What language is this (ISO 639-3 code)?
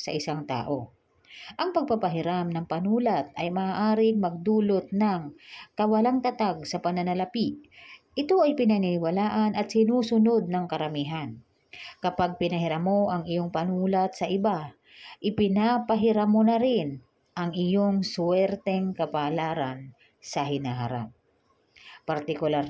fil